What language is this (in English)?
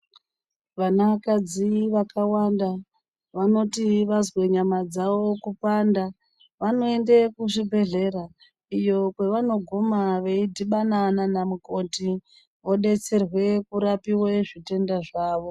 Ndau